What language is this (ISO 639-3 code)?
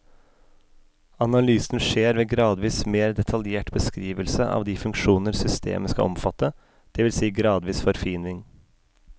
nor